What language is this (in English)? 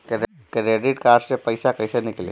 Bhojpuri